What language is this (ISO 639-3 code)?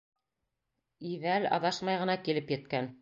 bak